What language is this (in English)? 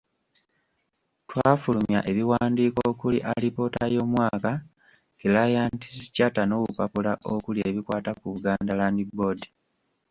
Ganda